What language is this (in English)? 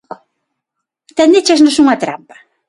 Galician